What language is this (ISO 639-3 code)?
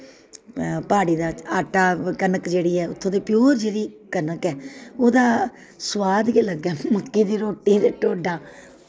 doi